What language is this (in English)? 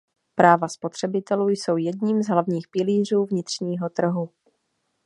Czech